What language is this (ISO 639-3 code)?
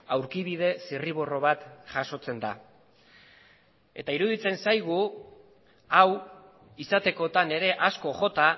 eus